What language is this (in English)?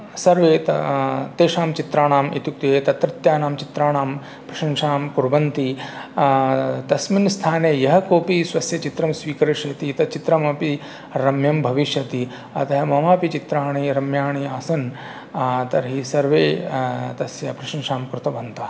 Sanskrit